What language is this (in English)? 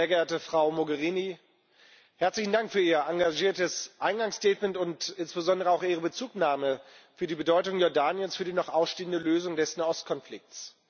German